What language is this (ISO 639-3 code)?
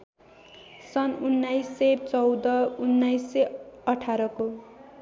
nep